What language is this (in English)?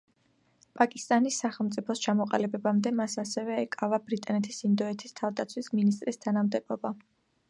Georgian